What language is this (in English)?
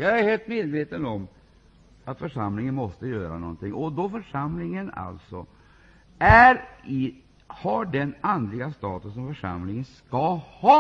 Swedish